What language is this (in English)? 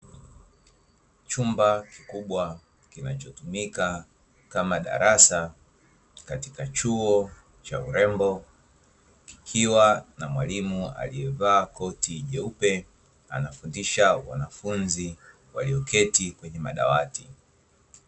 Swahili